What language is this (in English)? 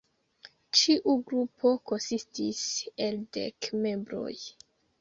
Esperanto